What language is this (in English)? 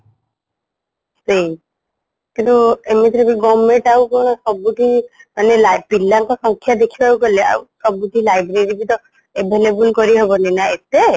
Odia